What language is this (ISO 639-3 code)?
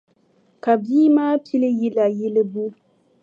dag